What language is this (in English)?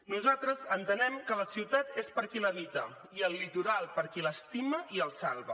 Catalan